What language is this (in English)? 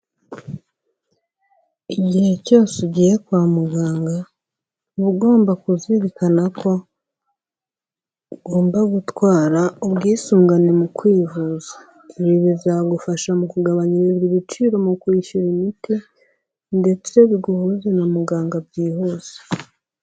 Kinyarwanda